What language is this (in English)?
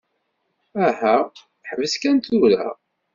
Kabyle